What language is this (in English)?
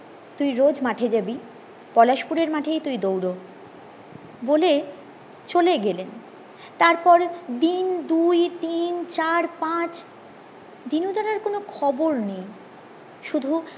Bangla